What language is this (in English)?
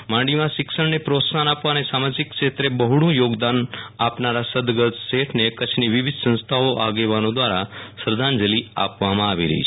Gujarati